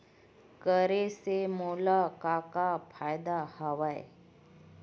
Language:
Chhattisgarhi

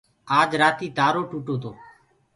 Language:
Gurgula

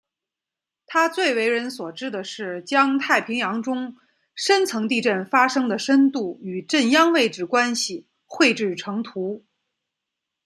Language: Chinese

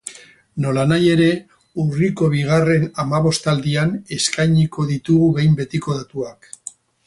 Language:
Basque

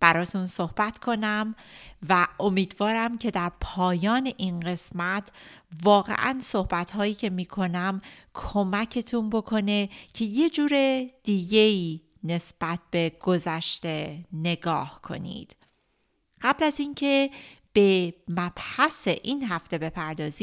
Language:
Persian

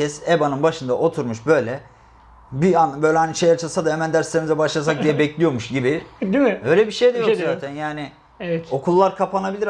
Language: Turkish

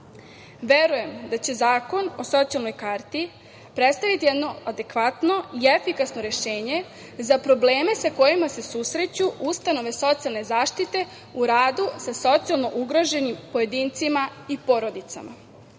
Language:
Serbian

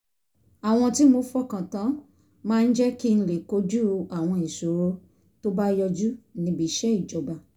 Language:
Yoruba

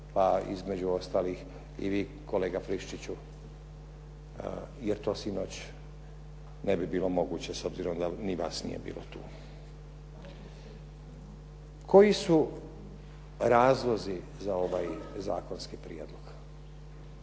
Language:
Croatian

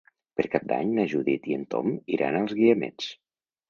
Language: Catalan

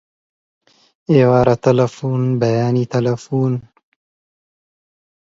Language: Central Kurdish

